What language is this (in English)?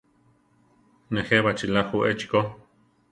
Central Tarahumara